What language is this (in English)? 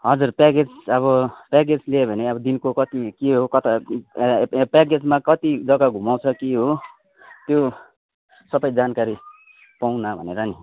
Nepali